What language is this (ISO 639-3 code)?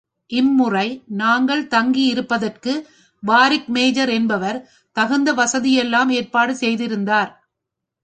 tam